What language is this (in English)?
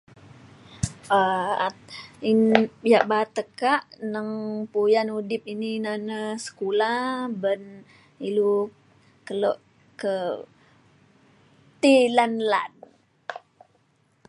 Mainstream Kenyah